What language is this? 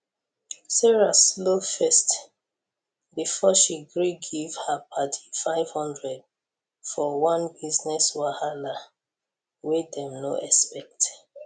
Nigerian Pidgin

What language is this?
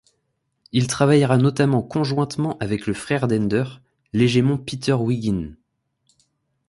French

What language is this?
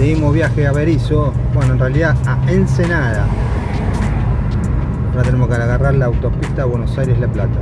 Spanish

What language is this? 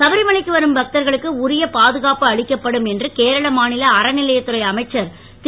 Tamil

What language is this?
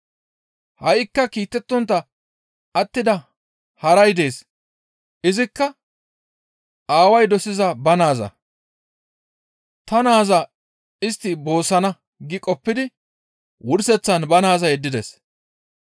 Gamo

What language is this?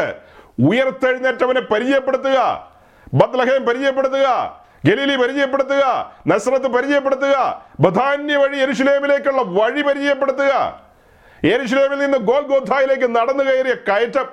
Malayalam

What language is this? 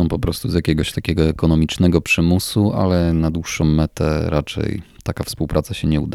Polish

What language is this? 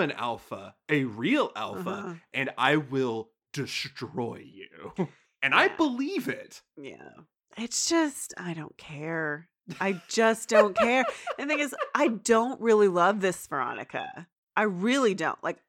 English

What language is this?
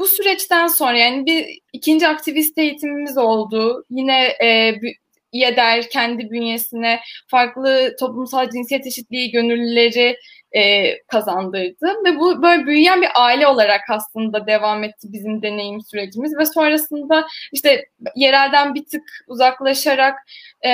Turkish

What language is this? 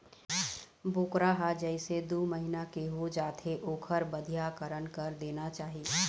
Chhattisgarhi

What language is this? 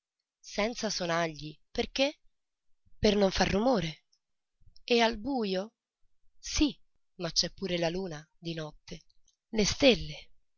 Italian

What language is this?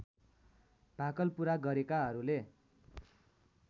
Nepali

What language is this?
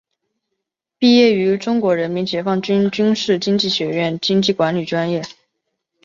Chinese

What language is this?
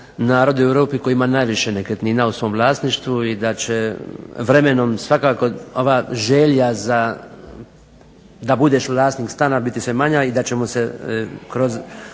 Croatian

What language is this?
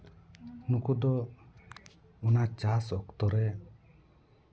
Santali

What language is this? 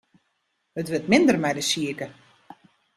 Western Frisian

